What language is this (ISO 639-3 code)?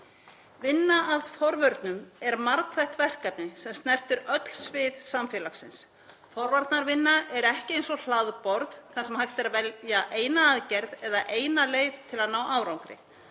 isl